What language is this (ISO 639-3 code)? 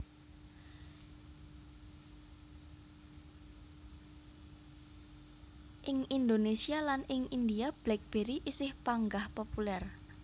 jav